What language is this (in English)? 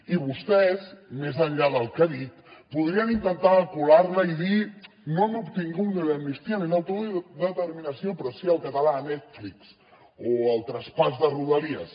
Catalan